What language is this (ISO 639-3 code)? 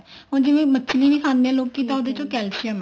pan